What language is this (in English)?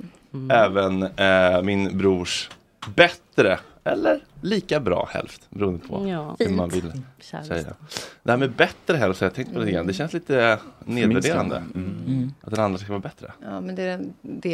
Swedish